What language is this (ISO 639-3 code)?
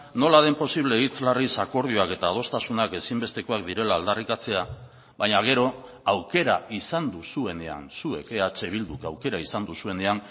eus